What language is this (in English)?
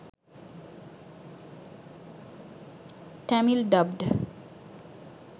Sinhala